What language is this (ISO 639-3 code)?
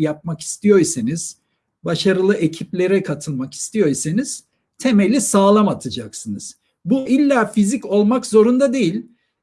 tur